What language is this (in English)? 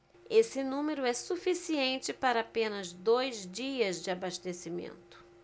Portuguese